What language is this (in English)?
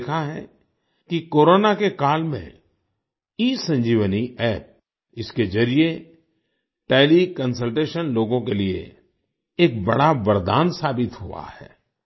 Hindi